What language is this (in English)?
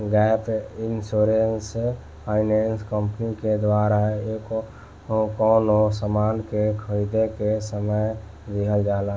Bhojpuri